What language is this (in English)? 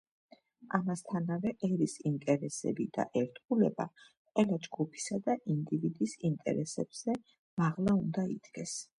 Georgian